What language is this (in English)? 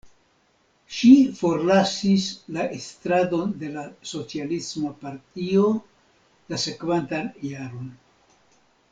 Esperanto